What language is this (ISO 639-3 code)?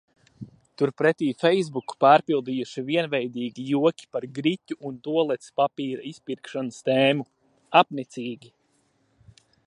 lav